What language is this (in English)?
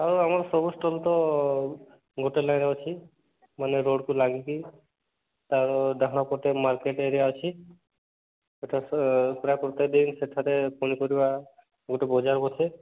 Odia